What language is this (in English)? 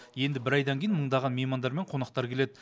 Kazakh